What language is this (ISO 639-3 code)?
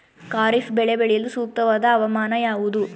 kan